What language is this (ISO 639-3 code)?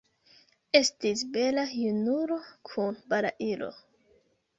epo